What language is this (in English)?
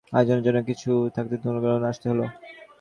Bangla